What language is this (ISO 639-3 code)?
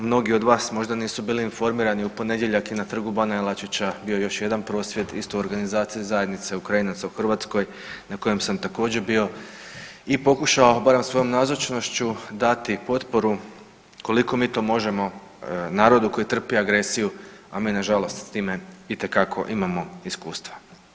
hrv